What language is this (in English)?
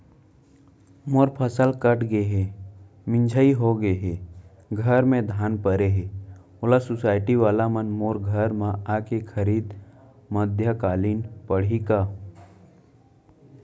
Chhattisgarhi